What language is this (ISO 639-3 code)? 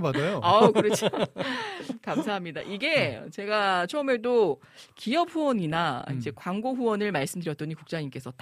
kor